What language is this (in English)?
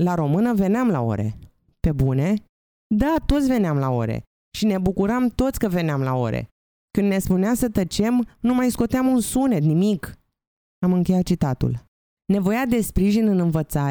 Romanian